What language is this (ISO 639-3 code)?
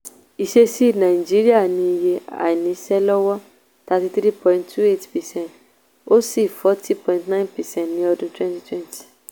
yor